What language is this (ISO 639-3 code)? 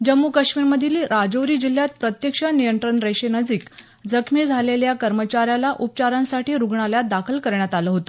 mar